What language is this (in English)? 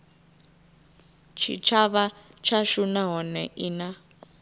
Venda